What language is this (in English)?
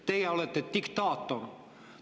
Estonian